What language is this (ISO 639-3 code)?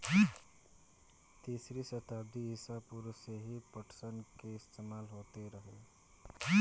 bho